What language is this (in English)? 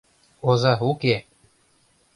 Mari